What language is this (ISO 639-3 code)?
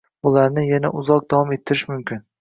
uzb